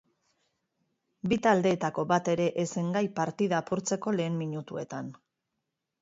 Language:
Basque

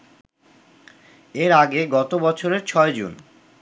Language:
Bangla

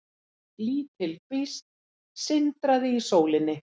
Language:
Icelandic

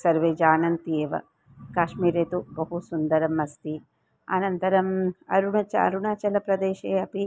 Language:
Sanskrit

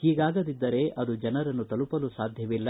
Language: Kannada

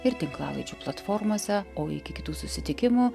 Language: Lithuanian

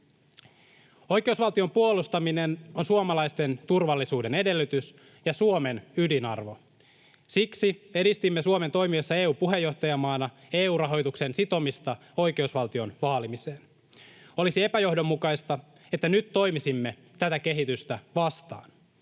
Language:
Finnish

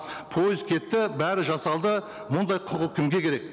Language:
Kazakh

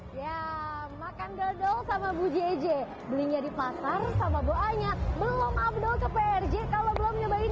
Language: Indonesian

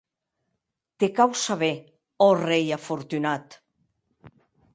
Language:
Occitan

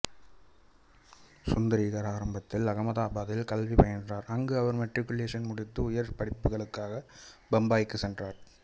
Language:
Tamil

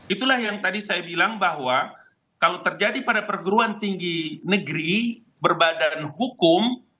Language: Indonesian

